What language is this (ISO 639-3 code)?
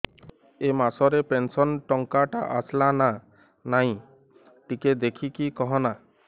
ori